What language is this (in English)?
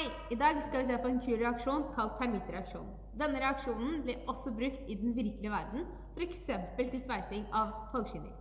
Norwegian